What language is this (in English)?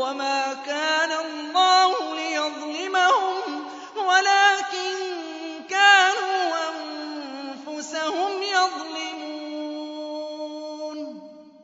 Arabic